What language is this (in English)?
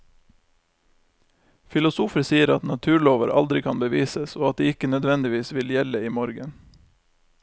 Norwegian